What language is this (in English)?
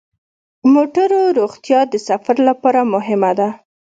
Pashto